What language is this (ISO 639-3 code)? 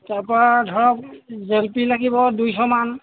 asm